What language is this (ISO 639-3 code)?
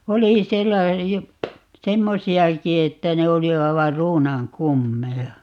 fin